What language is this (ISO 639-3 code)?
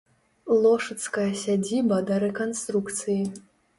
bel